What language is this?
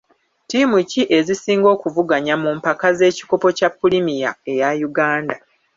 Ganda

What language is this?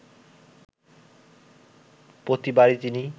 Bangla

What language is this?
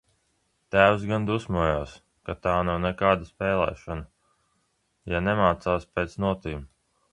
Latvian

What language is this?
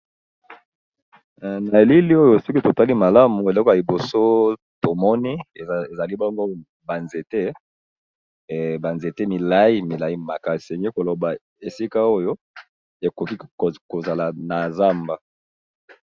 Lingala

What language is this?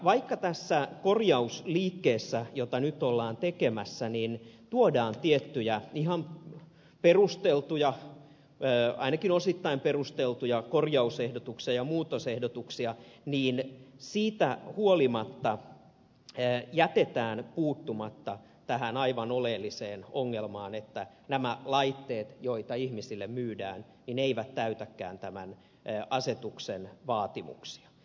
Finnish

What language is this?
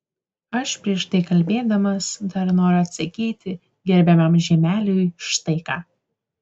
Lithuanian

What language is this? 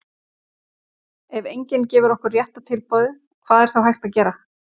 Icelandic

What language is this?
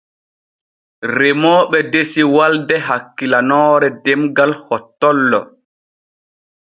Borgu Fulfulde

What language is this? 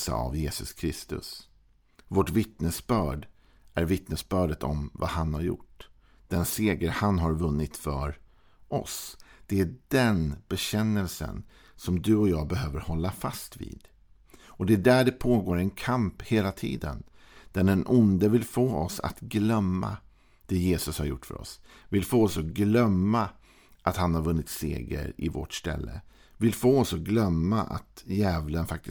Swedish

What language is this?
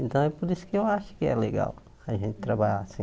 Portuguese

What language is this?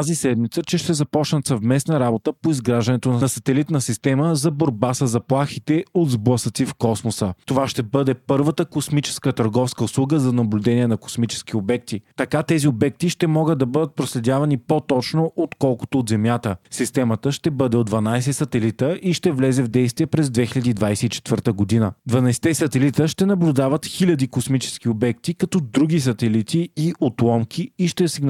Bulgarian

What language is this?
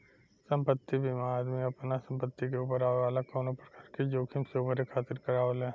Bhojpuri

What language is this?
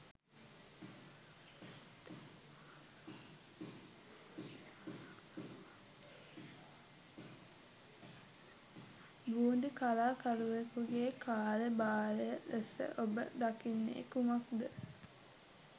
Sinhala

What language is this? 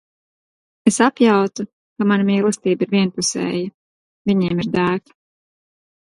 Latvian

